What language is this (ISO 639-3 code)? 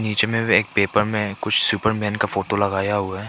hin